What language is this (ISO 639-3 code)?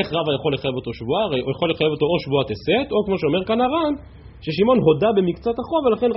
heb